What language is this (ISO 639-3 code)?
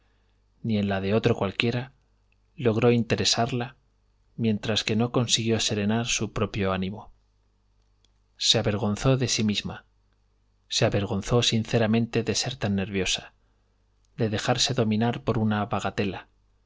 spa